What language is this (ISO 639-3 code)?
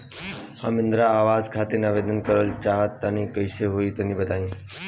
bho